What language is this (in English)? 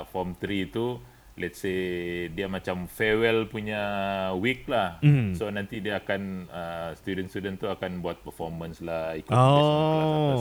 Malay